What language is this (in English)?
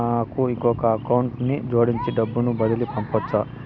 Telugu